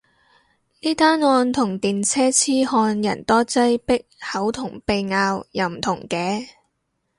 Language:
Cantonese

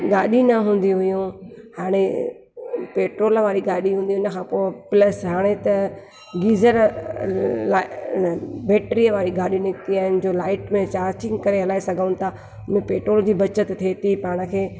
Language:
Sindhi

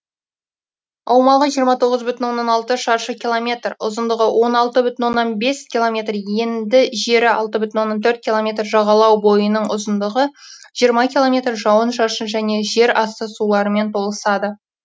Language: Kazakh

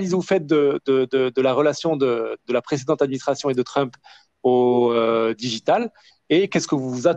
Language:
French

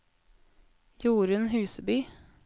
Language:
Norwegian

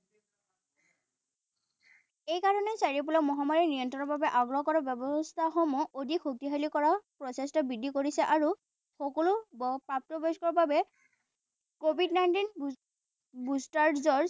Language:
Assamese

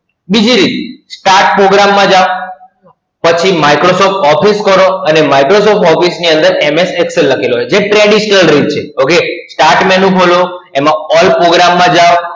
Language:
Gujarati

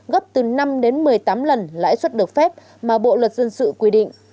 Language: Vietnamese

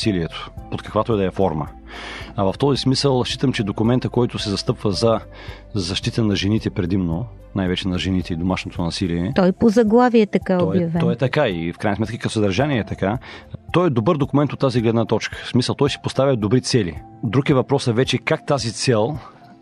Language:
Bulgarian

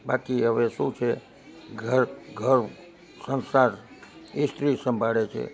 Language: Gujarati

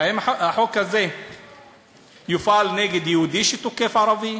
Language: Hebrew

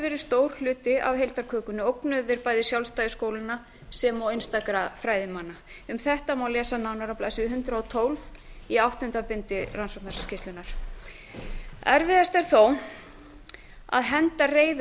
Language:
Icelandic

